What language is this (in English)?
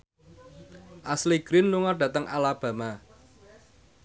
Javanese